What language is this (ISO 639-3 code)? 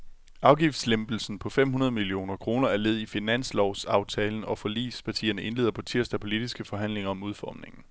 dan